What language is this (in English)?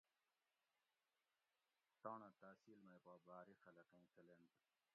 Gawri